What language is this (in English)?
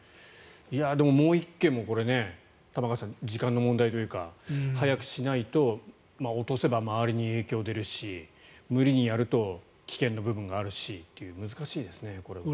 Japanese